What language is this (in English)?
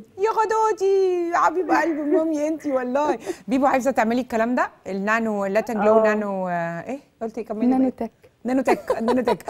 Arabic